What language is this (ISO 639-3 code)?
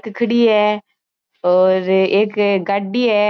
mwr